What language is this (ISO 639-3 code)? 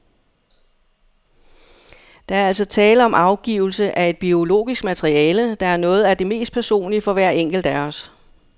dan